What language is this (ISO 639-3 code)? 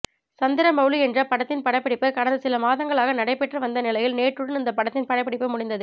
tam